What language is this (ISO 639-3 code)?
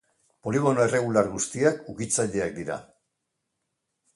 eus